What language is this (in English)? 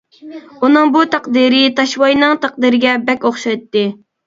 Uyghur